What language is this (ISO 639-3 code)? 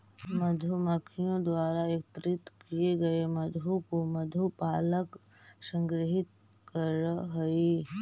mag